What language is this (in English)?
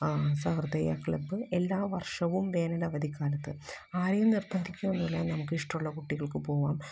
Malayalam